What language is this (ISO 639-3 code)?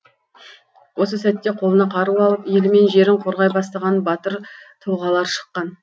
kaz